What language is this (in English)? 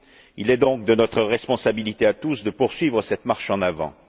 French